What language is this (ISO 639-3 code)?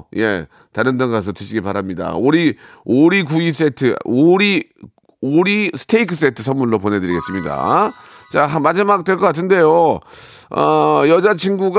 kor